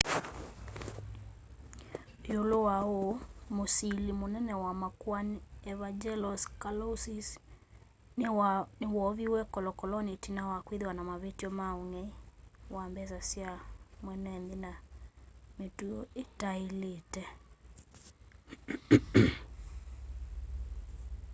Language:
Kamba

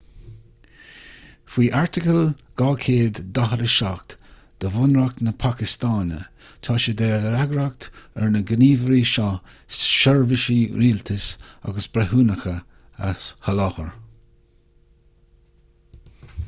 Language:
Irish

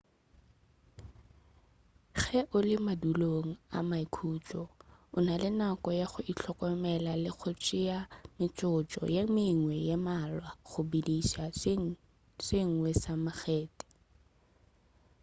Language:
Northern Sotho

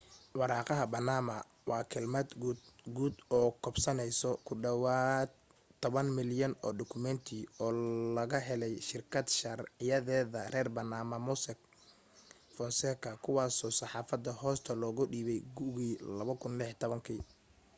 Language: Somali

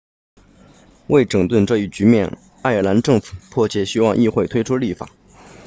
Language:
Chinese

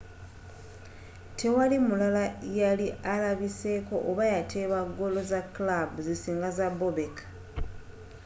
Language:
Ganda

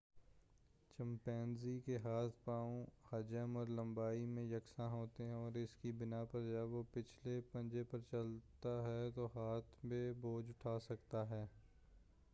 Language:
Urdu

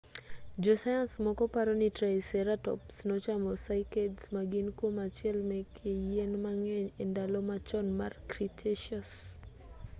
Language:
Luo (Kenya and Tanzania)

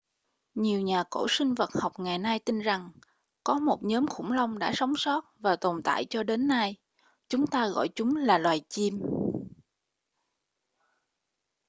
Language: Vietnamese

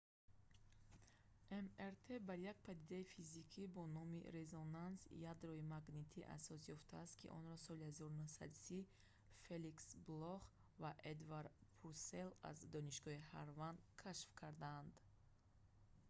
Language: Tajik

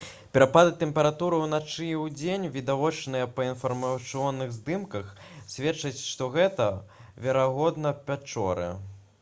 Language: Belarusian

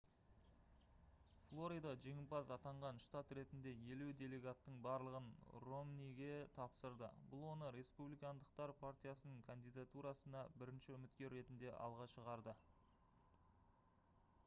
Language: Kazakh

